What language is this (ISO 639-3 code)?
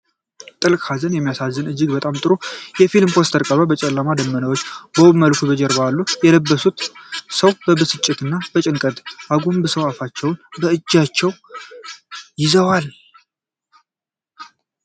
amh